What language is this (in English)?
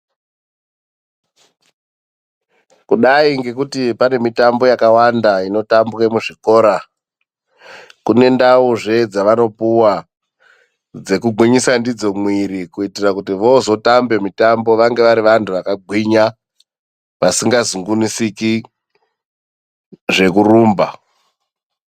Ndau